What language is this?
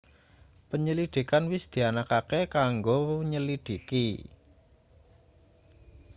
Javanese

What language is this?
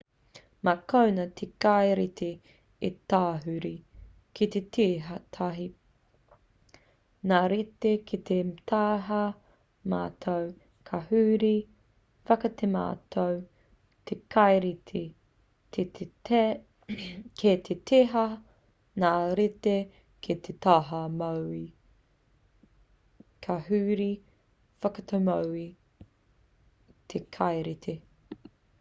Māori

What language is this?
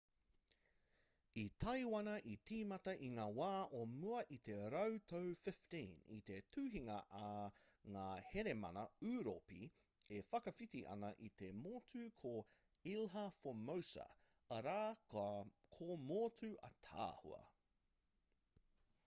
Māori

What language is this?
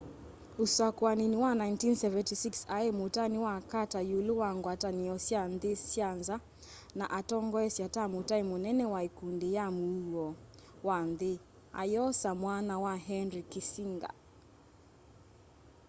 Kamba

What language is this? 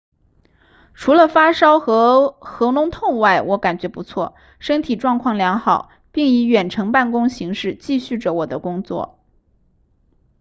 Chinese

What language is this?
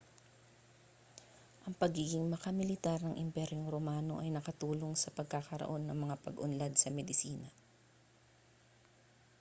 Filipino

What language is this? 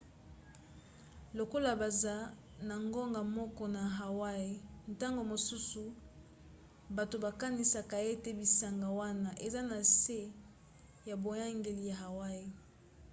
Lingala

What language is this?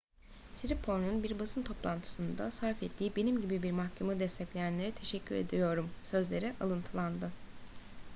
Turkish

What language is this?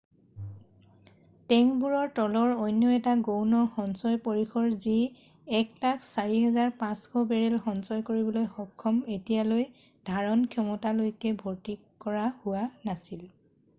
Assamese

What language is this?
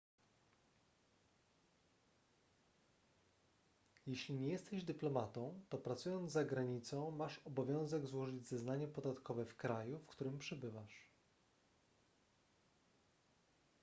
Polish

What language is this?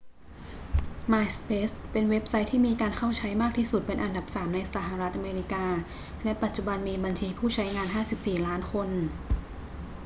Thai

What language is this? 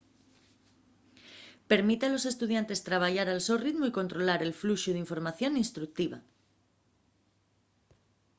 Asturian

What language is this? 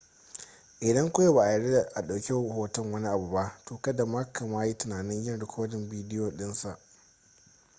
Hausa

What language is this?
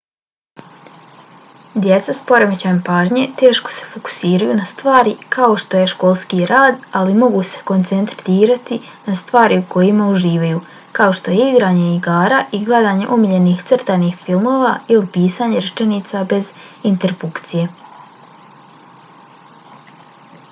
Bosnian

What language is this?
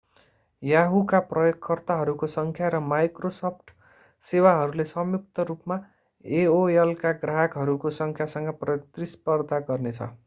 Nepali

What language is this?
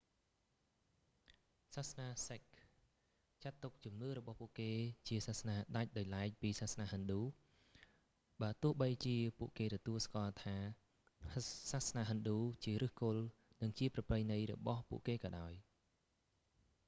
Khmer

